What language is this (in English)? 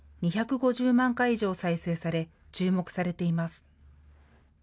Japanese